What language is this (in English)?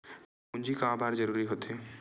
Chhattisgarhi